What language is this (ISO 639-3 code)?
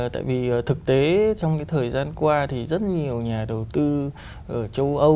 vie